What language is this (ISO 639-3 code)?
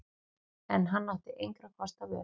isl